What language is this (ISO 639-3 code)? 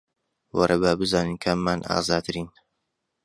ckb